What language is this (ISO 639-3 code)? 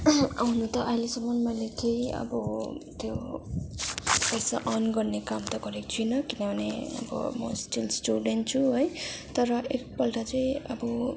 nep